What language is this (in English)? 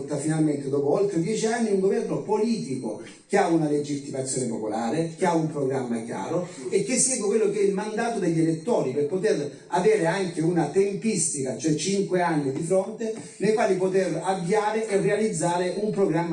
Italian